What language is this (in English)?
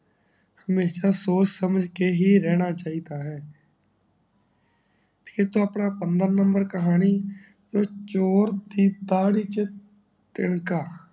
Punjabi